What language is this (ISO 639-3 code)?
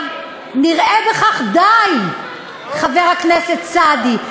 heb